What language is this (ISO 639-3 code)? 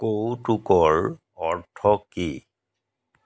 asm